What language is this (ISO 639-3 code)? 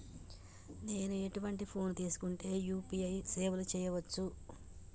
tel